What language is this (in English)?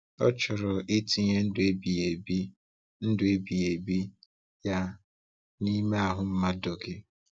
Igbo